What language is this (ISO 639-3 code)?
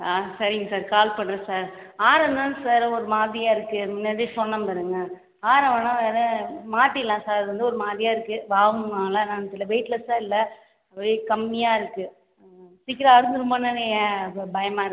tam